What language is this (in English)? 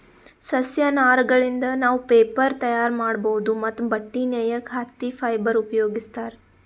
Kannada